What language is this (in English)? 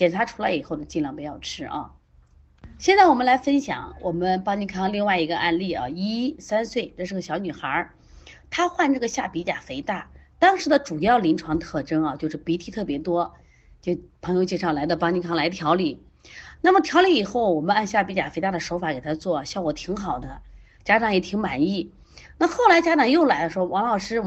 Chinese